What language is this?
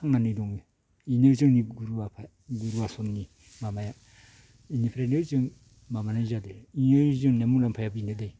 Bodo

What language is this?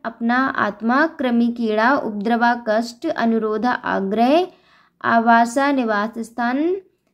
Hindi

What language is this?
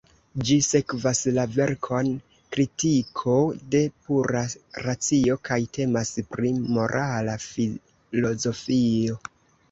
Esperanto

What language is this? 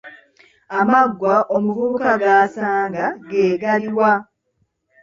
Ganda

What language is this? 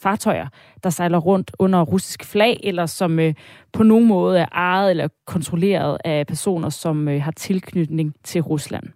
Danish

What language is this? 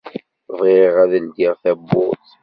Kabyle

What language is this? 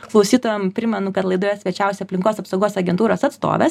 Lithuanian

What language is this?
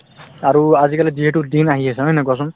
Assamese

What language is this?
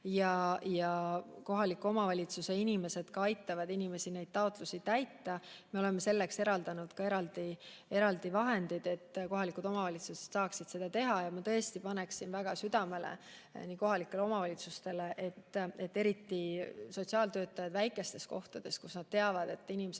Estonian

